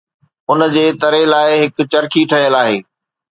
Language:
Sindhi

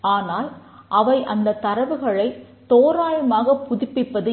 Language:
Tamil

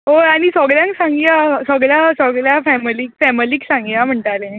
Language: Konkani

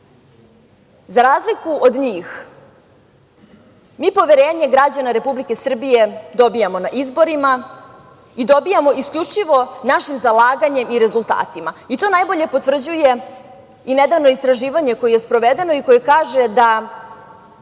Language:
Serbian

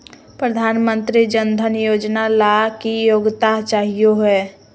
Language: Magahi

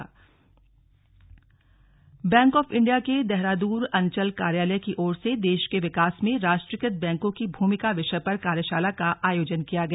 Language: Hindi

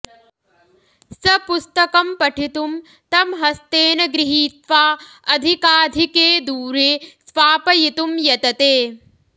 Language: Sanskrit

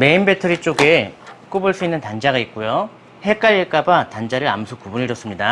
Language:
Korean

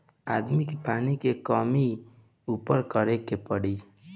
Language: Bhojpuri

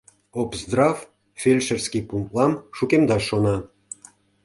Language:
Mari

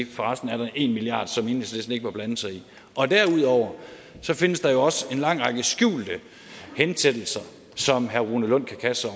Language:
Danish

